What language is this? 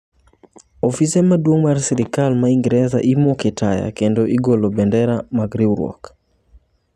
Luo (Kenya and Tanzania)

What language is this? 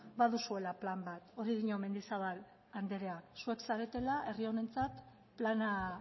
Basque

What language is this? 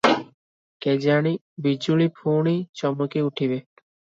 Odia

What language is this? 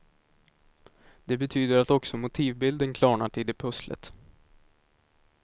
Swedish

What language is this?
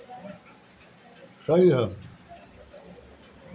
Bhojpuri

